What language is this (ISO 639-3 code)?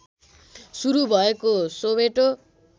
nep